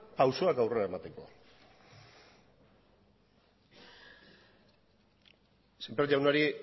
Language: Basque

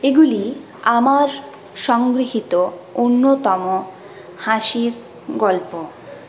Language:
Bangla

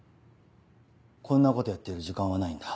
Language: Japanese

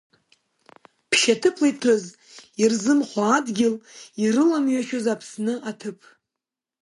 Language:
Abkhazian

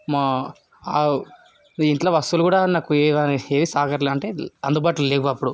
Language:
Telugu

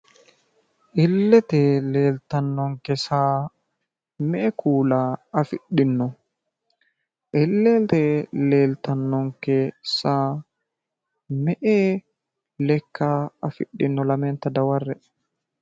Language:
Sidamo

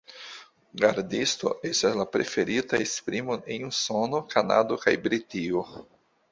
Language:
Esperanto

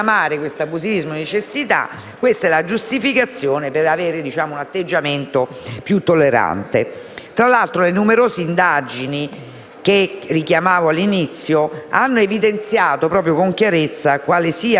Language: Italian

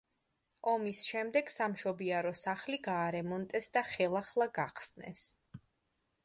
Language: Georgian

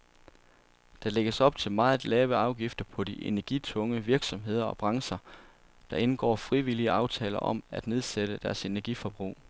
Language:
Danish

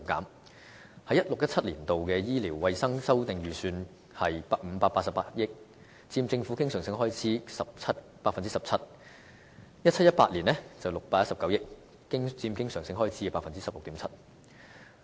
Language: Cantonese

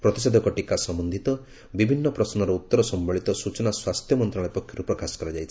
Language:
Odia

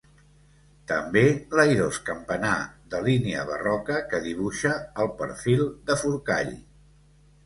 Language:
Catalan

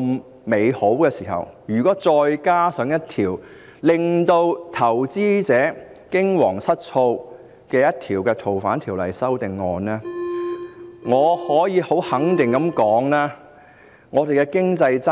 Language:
Cantonese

